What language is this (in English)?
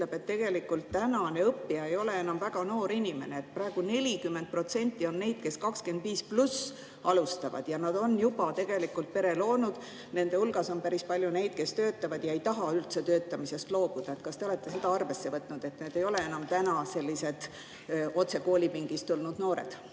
Estonian